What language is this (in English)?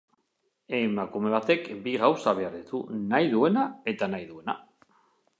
Basque